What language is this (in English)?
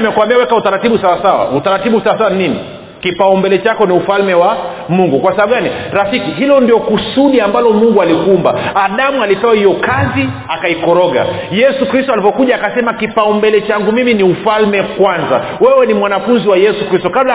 Swahili